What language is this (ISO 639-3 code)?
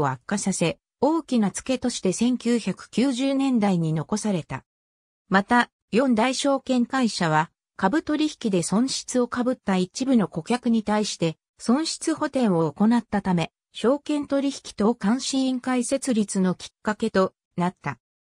jpn